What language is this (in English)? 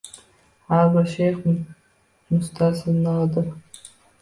Uzbek